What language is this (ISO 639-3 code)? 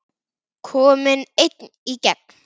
isl